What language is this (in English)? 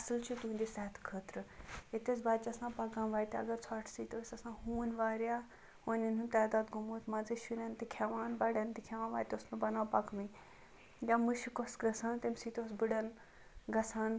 Kashmiri